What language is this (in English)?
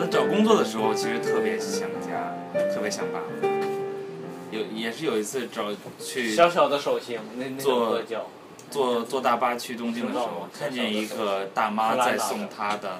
Chinese